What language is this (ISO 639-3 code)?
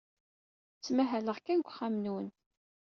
kab